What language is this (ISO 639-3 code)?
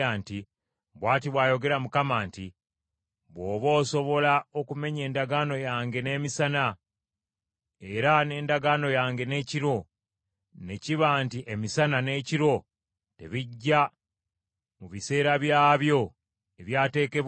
lug